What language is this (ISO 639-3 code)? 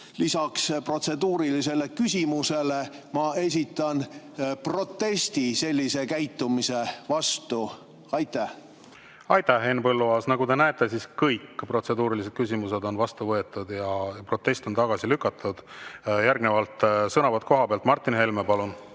est